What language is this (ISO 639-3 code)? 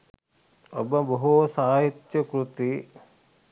sin